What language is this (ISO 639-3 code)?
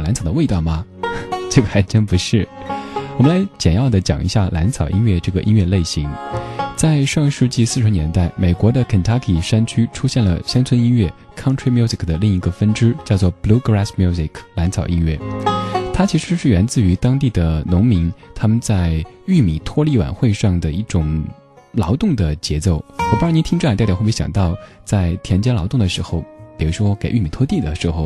zho